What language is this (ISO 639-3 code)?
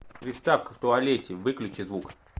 rus